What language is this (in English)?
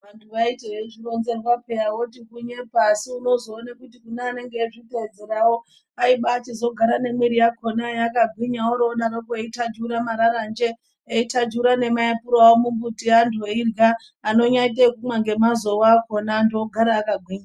Ndau